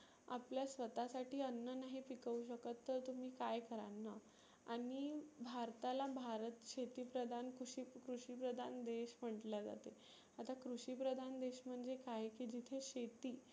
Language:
Marathi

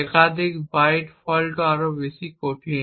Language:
Bangla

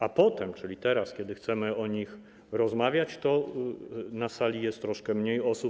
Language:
Polish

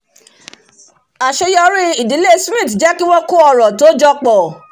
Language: Yoruba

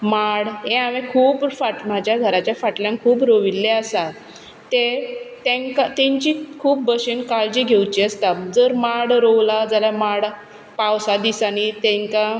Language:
Konkani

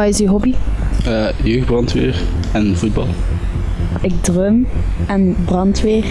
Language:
Dutch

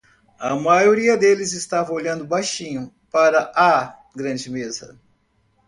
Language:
Portuguese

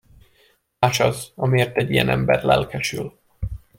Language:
Hungarian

